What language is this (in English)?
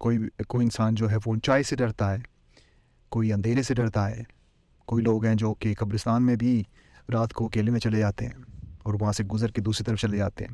Urdu